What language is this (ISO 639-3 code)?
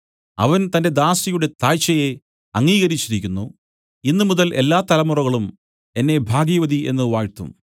mal